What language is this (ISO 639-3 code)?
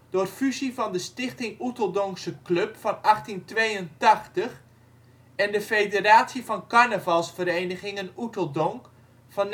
nld